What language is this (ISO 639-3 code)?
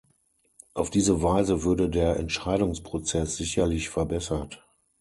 deu